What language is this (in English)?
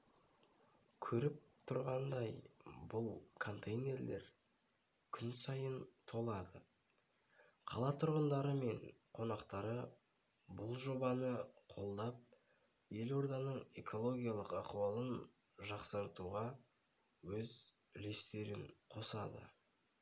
Kazakh